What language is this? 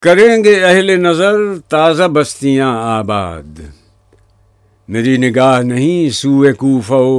Urdu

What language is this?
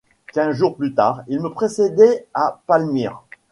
French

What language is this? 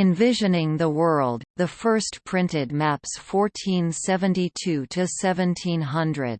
English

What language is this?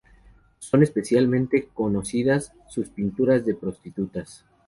Spanish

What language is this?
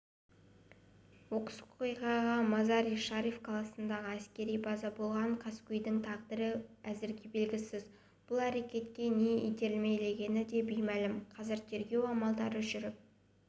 Kazakh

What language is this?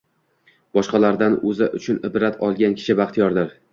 Uzbek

